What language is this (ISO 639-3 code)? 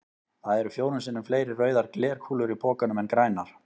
isl